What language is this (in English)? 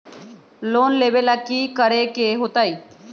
Magahi